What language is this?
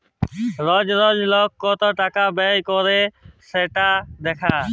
Bangla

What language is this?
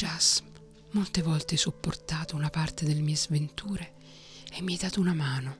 Italian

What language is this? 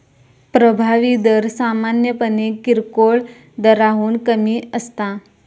Marathi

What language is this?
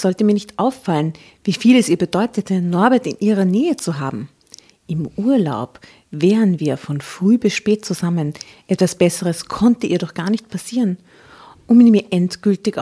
German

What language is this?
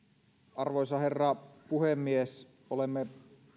Finnish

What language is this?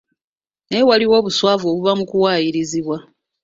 Ganda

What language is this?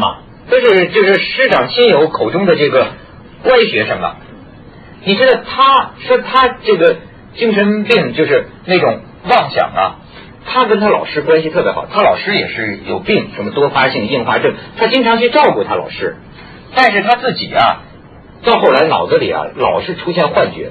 Chinese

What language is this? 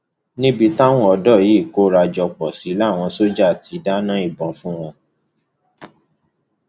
Yoruba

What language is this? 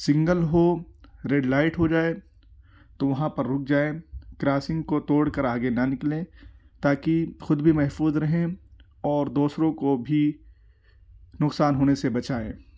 Urdu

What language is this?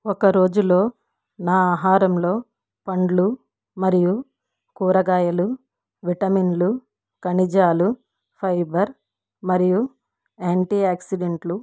Telugu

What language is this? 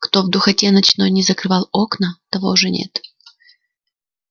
Russian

